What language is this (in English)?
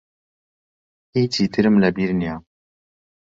Central Kurdish